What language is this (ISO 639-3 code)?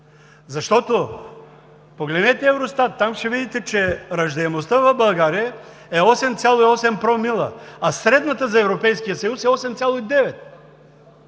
bul